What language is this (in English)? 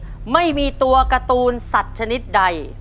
Thai